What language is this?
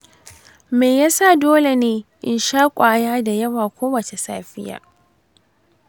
Hausa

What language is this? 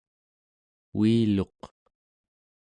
Central Yupik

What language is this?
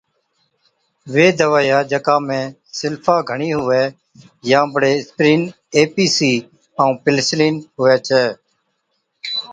Od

